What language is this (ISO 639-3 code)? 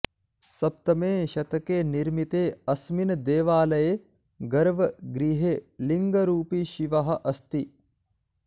san